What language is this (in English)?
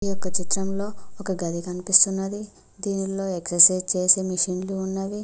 Telugu